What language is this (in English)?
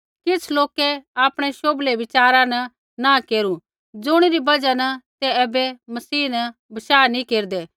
Kullu Pahari